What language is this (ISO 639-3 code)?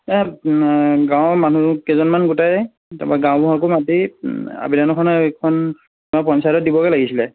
asm